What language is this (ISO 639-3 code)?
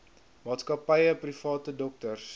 afr